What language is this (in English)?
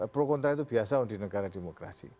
Indonesian